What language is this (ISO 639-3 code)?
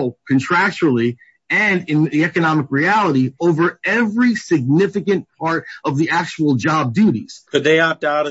eng